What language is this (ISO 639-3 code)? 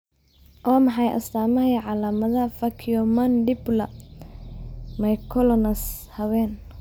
som